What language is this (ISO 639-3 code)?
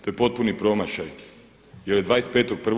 hrv